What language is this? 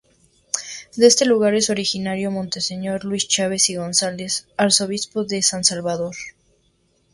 Spanish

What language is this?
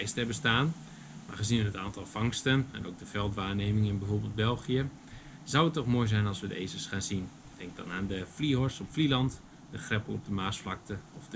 Dutch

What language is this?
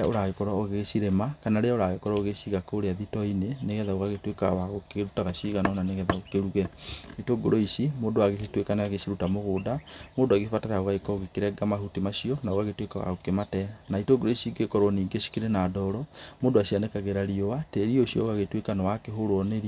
Kikuyu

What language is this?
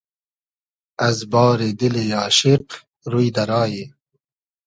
Hazaragi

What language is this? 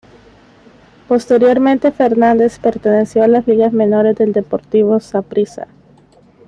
Spanish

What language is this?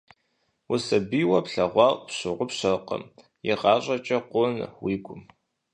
Kabardian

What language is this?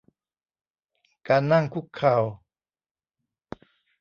Thai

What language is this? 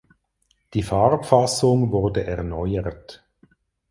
German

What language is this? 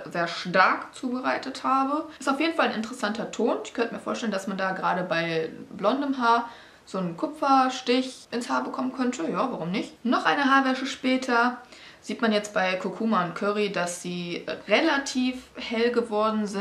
German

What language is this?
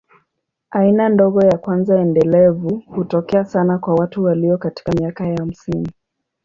Swahili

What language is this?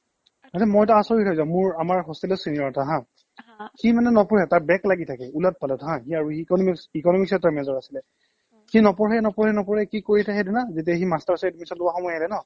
Assamese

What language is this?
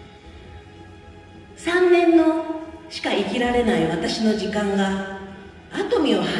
Japanese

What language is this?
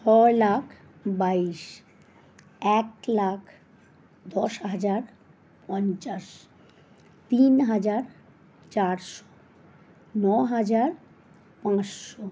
Bangla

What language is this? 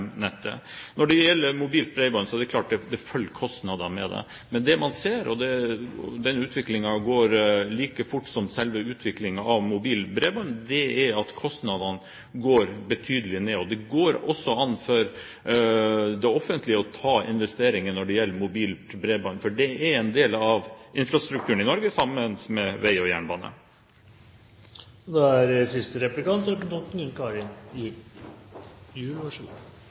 Norwegian Bokmål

